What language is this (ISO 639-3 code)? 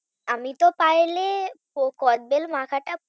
ben